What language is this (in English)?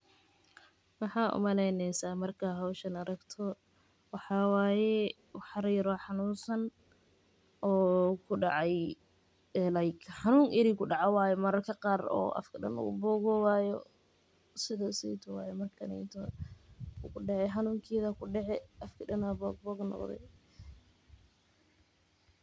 Somali